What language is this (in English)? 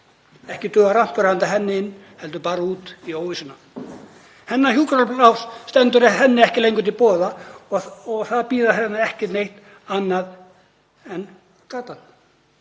Icelandic